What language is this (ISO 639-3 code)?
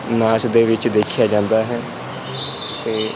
pan